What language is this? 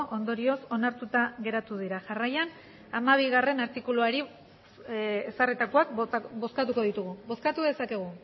Basque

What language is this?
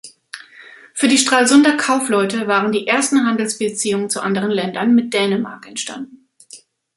German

